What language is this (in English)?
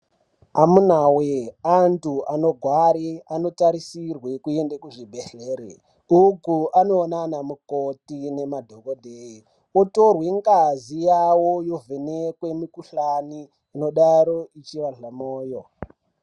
Ndau